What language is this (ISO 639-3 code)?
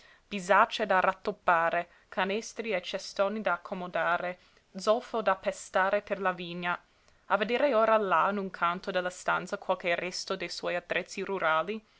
ita